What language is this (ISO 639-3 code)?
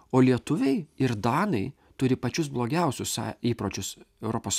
lit